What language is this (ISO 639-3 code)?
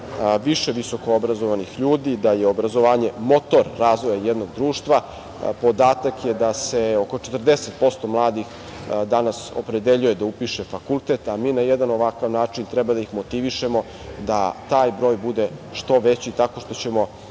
srp